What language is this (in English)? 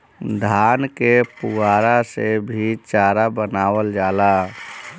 Bhojpuri